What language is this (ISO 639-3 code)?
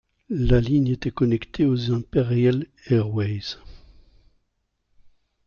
fra